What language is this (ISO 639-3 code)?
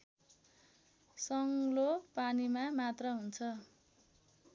nep